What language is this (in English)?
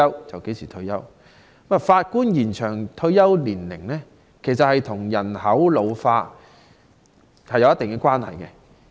Cantonese